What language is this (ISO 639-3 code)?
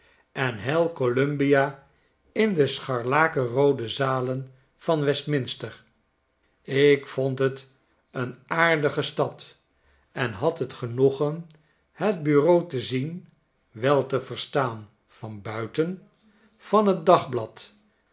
nld